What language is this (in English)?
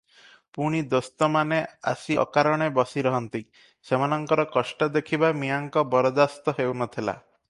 Odia